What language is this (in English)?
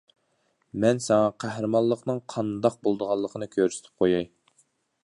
Uyghur